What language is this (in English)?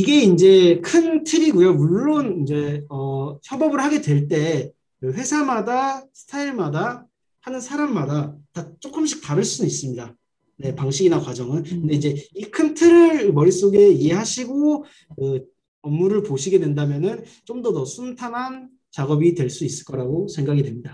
Korean